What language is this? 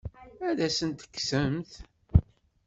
Kabyle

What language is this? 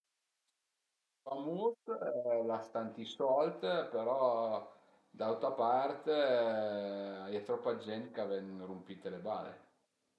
Piedmontese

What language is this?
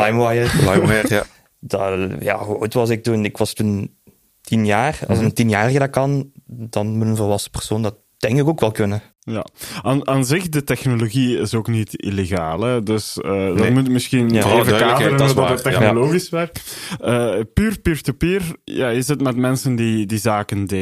Dutch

